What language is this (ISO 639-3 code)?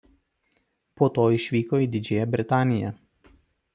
lit